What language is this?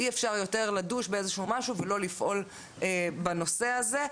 Hebrew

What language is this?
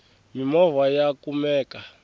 Tsonga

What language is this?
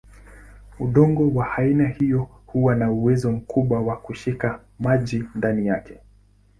Swahili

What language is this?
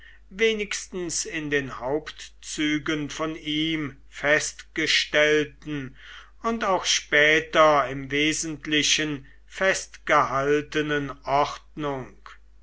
German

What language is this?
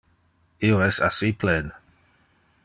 Interlingua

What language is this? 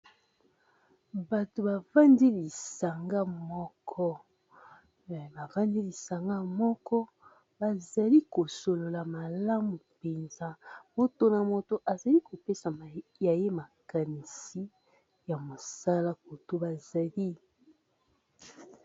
Lingala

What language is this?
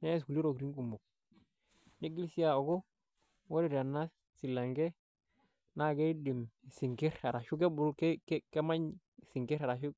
Masai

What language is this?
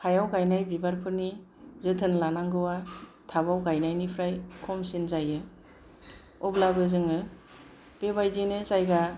Bodo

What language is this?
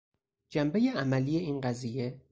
Persian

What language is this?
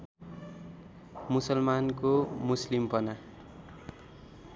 Nepali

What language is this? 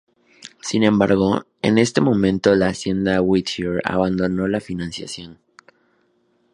Spanish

